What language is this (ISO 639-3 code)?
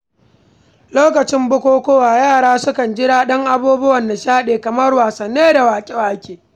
hau